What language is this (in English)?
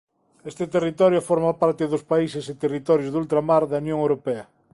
Galician